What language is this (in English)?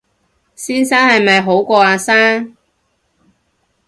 Cantonese